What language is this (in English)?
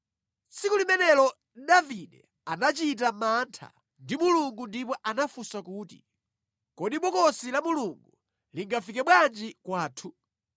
Nyanja